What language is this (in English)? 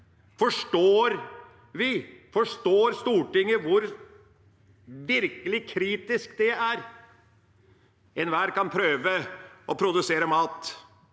Norwegian